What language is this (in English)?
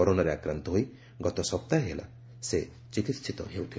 Odia